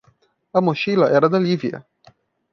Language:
Portuguese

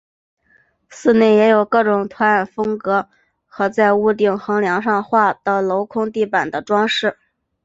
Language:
Chinese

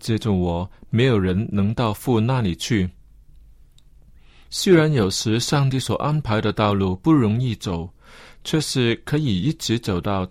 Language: Chinese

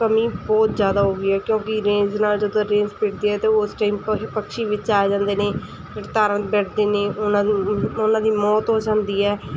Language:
Punjabi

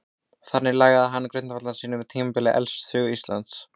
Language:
Icelandic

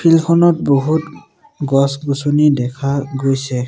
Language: Assamese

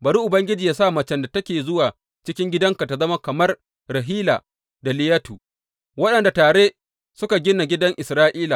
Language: Hausa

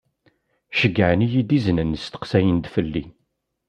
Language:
Kabyle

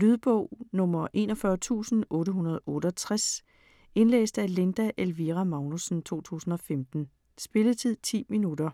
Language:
Danish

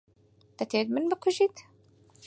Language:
Central Kurdish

